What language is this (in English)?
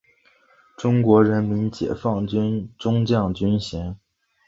Chinese